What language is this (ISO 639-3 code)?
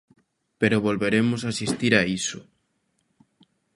glg